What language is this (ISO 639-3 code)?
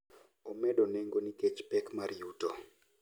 luo